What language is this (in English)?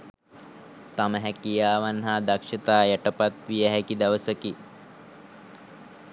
Sinhala